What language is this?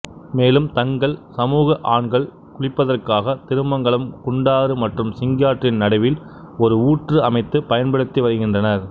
Tamil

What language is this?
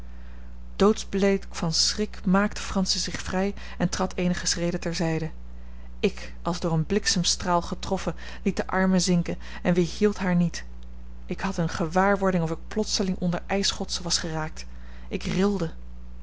Dutch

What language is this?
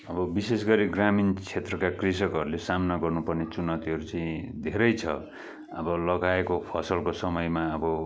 Nepali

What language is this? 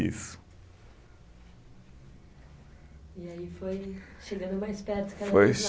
Portuguese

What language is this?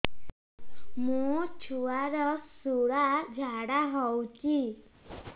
Odia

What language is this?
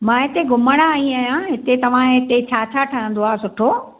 Sindhi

